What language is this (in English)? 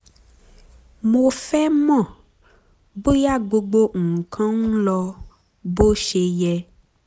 Yoruba